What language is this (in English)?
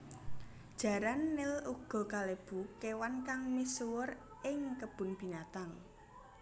Javanese